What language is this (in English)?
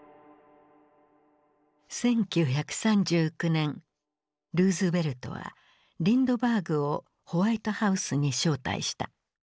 Japanese